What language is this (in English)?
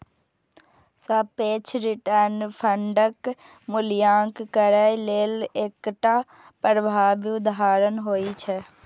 Maithili